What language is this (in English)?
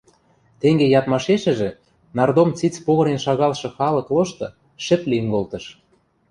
Western Mari